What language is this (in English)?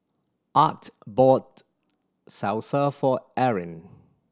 English